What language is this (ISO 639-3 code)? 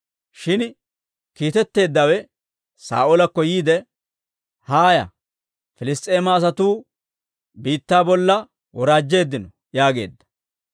dwr